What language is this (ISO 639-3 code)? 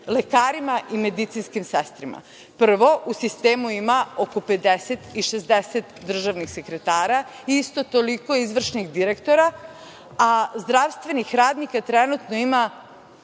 srp